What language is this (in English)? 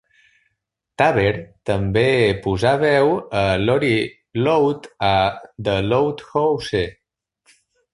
Catalan